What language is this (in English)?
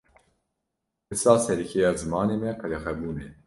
Kurdish